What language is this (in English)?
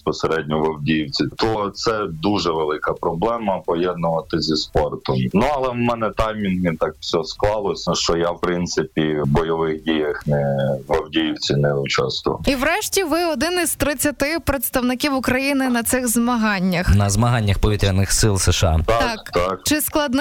Ukrainian